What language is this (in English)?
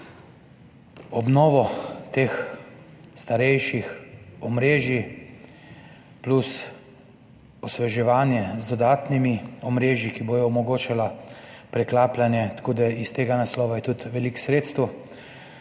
Slovenian